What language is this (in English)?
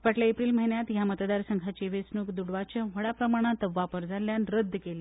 Konkani